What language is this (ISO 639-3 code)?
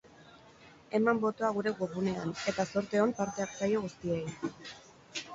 eus